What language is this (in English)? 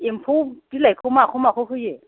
Bodo